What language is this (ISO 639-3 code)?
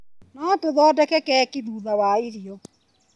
kik